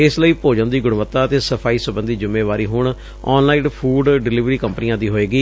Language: Punjabi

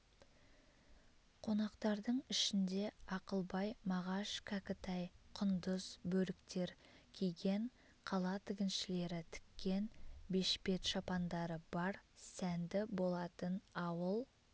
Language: Kazakh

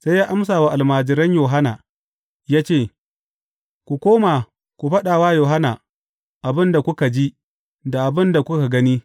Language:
Hausa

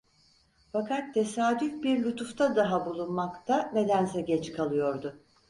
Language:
Turkish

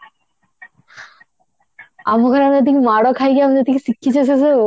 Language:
Odia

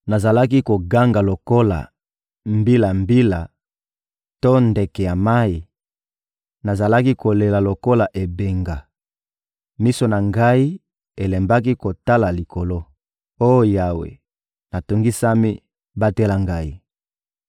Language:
Lingala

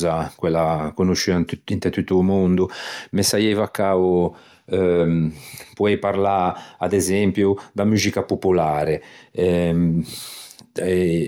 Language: Ligurian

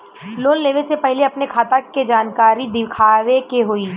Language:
Bhojpuri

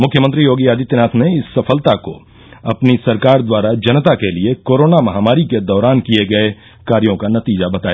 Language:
Hindi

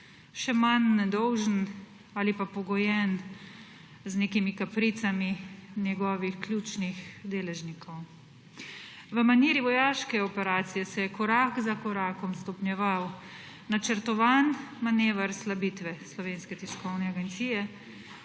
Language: Slovenian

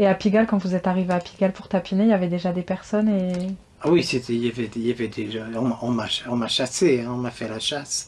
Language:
French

